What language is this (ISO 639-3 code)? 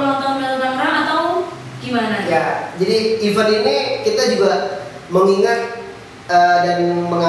ind